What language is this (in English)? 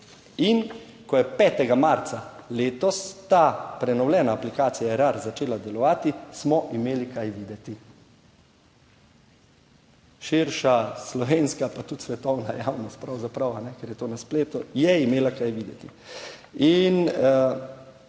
Slovenian